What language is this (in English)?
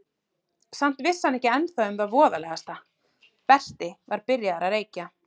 Icelandic